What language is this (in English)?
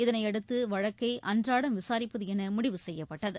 Tamil